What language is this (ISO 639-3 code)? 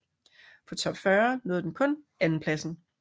dan